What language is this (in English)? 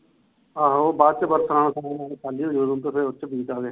Punjabi